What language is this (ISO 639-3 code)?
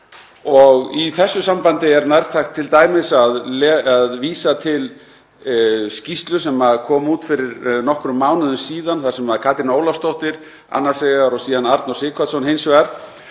isl